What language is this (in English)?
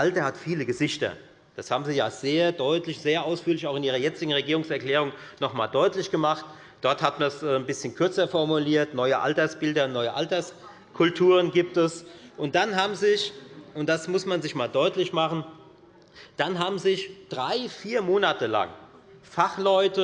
German